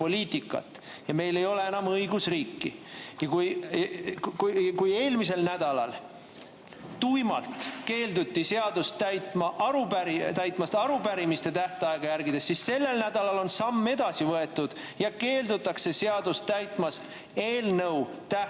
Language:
Estonian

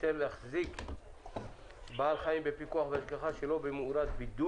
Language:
Hebrew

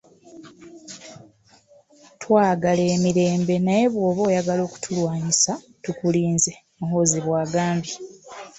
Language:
Ganda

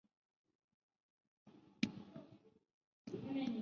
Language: Chinese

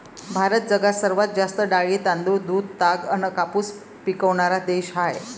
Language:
Marathi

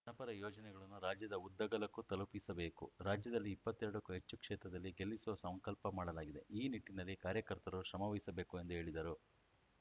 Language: Kannada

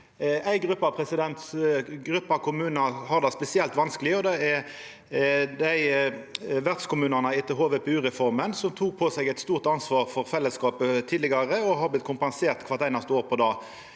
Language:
Norwegian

